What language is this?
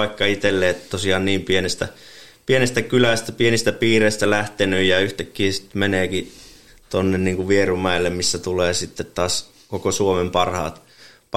Finnish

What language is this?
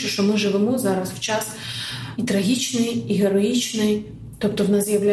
Ukrainian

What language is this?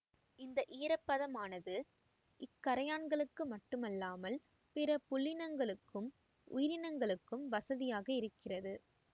Tamil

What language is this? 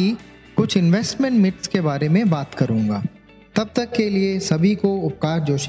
Hindi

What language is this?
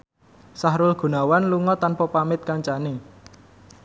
Javanese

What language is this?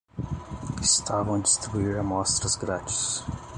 Portuguese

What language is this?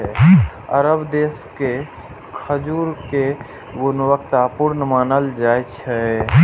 Maithili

